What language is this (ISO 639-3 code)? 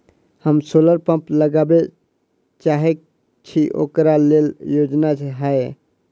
mai